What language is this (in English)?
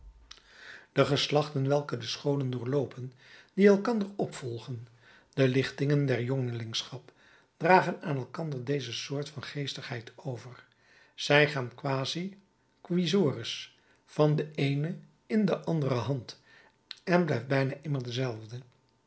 Dutch